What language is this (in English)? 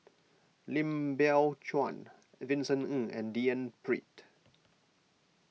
English